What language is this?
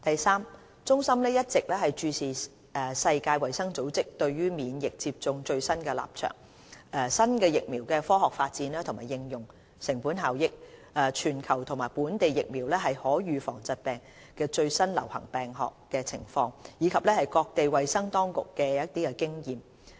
Cantonese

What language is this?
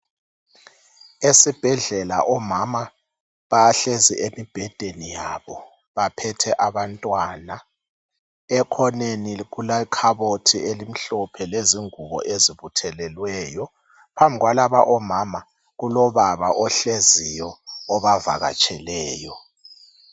North Ndebele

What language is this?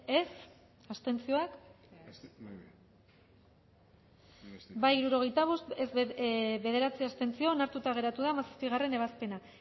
Basque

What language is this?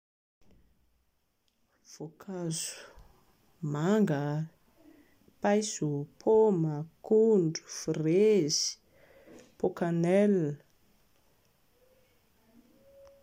Malagasy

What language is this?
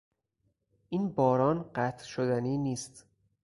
Persian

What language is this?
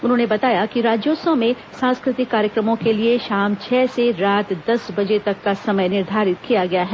Hindi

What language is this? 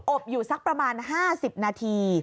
Thai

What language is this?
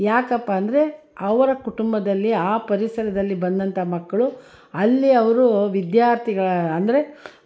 Kannada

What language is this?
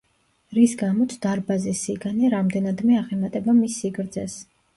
Georgian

